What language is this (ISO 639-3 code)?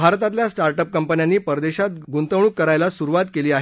mar